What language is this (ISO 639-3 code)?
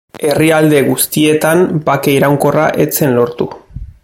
eus